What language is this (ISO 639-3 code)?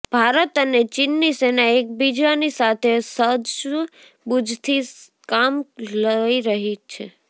guj